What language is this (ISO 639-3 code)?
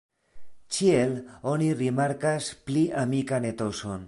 epo